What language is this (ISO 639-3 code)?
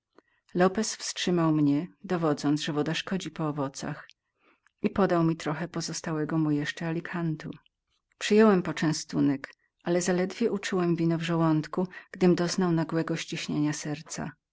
pol